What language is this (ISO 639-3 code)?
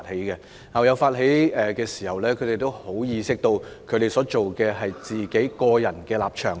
yue